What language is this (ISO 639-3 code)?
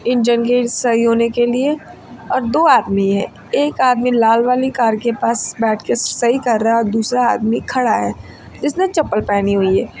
hin